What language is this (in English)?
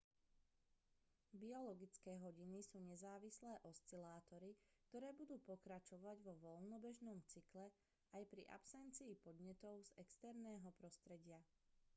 Slovak